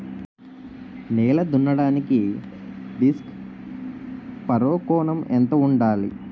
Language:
Telugu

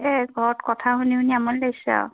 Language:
Assamese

